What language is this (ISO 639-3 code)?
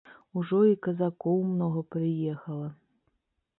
bel